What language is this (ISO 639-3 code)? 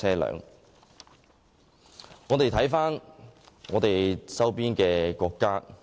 yue